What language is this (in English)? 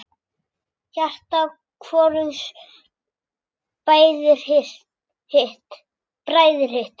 Icelandic